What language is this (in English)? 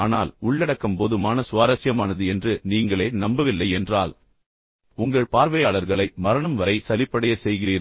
Tamil